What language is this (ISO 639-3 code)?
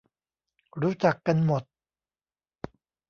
tha